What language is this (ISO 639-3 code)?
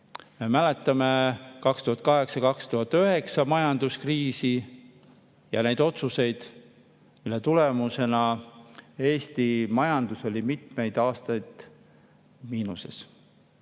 est